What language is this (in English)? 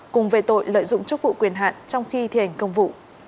Vietnamese